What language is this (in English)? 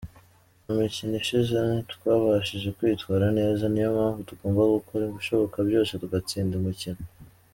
Kinyarwanda